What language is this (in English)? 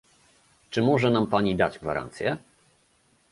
Polish